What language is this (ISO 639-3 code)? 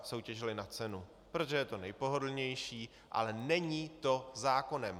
ces